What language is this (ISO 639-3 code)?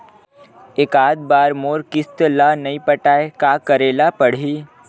hne